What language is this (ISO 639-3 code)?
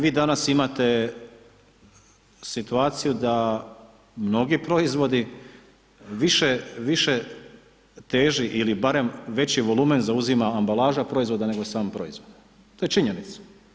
hrv